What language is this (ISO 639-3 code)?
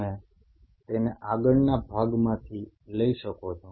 guj